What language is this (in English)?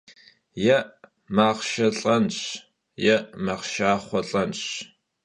Kabardian